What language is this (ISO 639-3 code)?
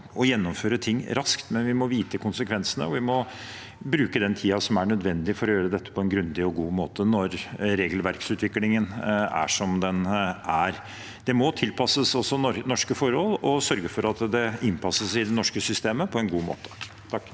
nor